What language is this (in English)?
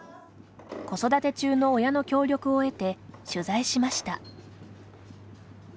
Japanese